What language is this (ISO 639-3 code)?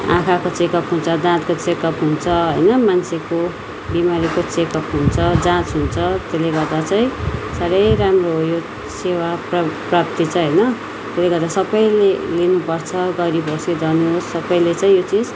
nep